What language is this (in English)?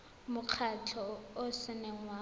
Tswana